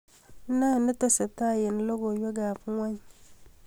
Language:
Kalenjin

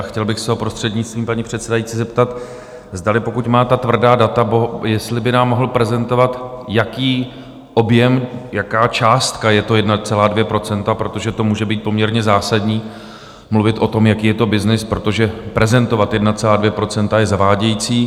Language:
Czech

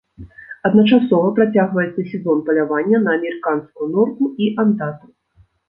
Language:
Belarusian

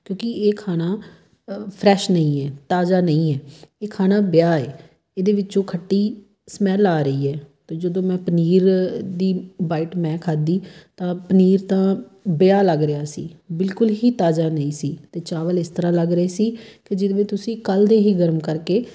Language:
Punjabi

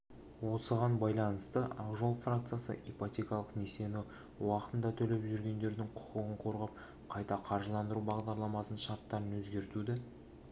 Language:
Kazakh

